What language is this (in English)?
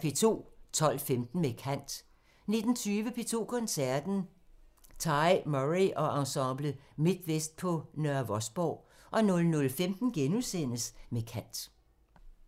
Danish